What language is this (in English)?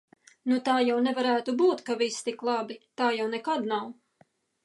Latvian